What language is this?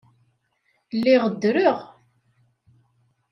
Kabyle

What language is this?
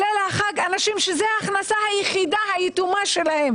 Hebrew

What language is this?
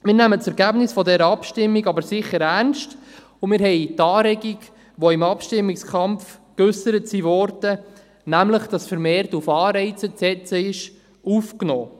Swiss German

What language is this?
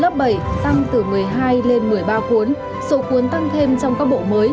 Vietnamese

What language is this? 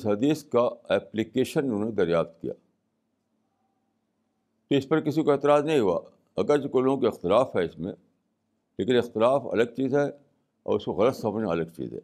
Urdu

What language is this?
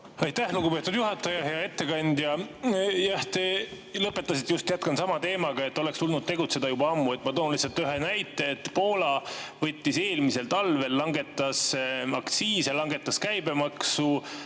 Estonian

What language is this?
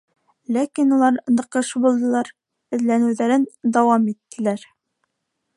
Bashkir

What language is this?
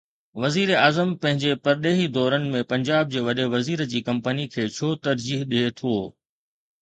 Sindhi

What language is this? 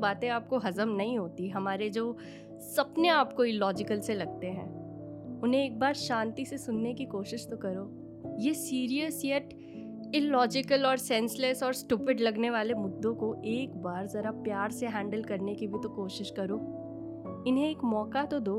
Hindi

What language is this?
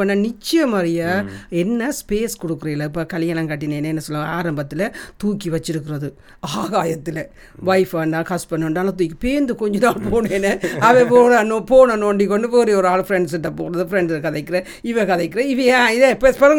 Tamil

